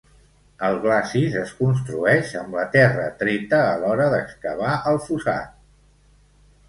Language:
Catalan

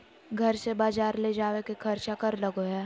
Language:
Magahi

